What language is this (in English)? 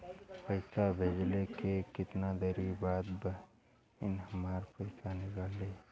Bhojpuri